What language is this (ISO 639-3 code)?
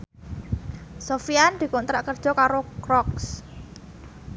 jav